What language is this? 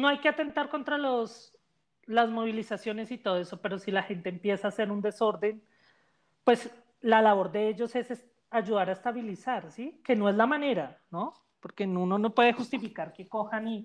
Spanish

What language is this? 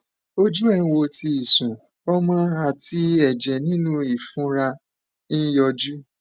Yoruba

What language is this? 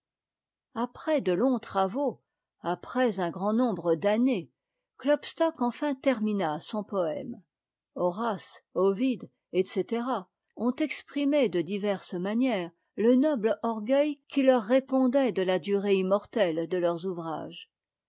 French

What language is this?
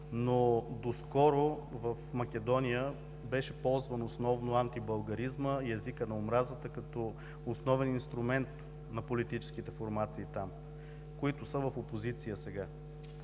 Bulgarian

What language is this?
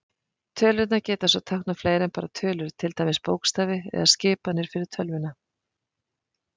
Icelandic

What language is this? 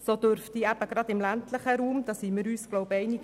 Swiss German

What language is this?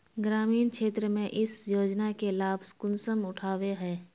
Magahi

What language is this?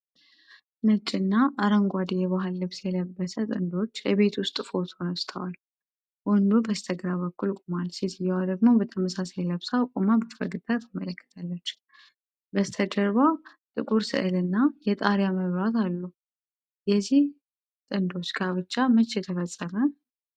Amharic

